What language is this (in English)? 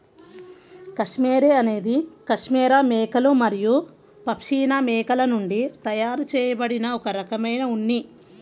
Telugu